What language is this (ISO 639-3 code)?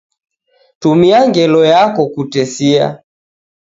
dav